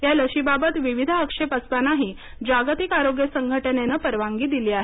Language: Marathi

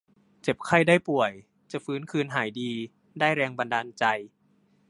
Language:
Thai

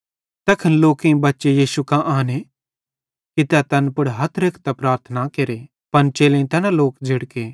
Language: Bhadrawahi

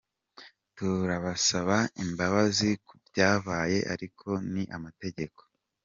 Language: Kinyarwanda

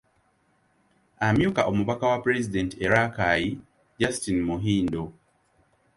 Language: Ganda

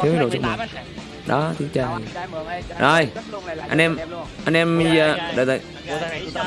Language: Vietnamese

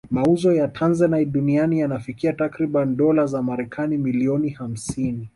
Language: Swahili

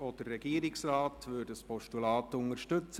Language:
Swiss German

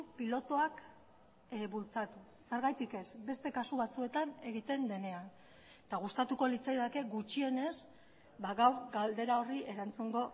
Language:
Basque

